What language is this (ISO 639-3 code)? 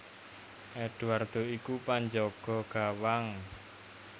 jav